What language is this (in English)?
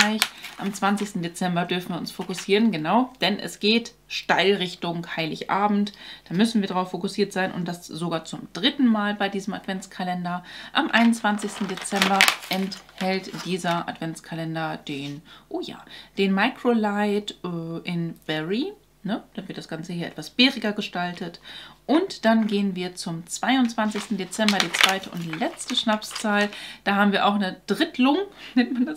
German